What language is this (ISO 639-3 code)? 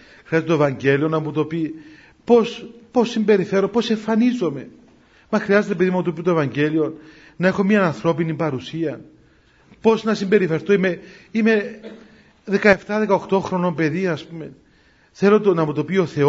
ell